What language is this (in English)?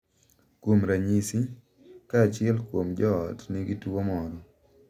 Luo (Kenya and Tanzania)